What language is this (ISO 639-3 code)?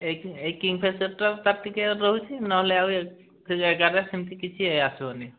ori